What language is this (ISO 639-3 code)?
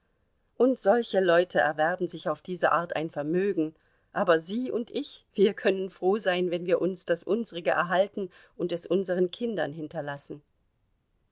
deu